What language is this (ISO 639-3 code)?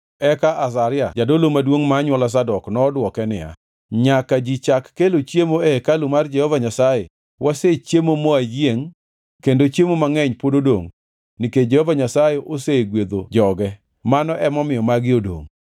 luo